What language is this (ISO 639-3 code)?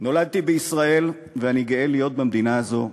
heb